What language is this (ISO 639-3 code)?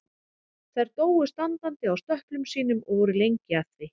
isl